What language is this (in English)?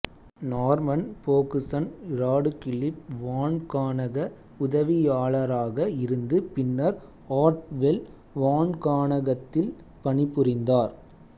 Tamil